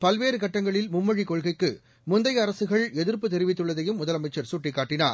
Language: Tamil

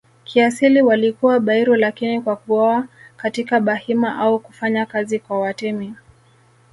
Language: Swahili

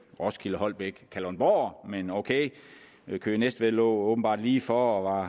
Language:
Danish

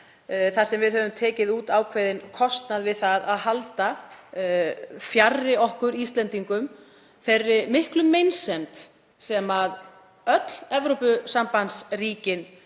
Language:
Icelandic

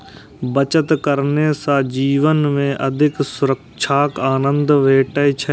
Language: Maithili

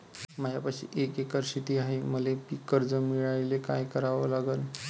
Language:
Marathi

